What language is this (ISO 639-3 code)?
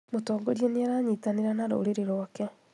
kik